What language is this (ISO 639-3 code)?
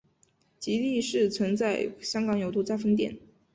zho